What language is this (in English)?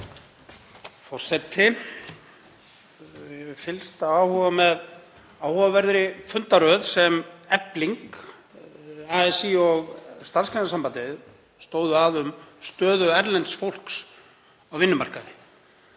Icelandic